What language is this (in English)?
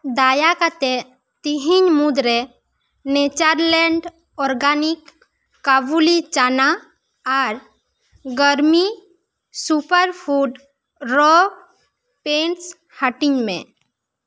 Santali